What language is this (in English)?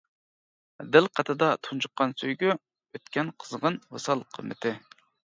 Uyghur